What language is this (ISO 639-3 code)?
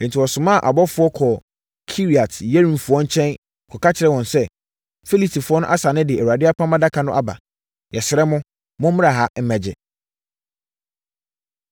aka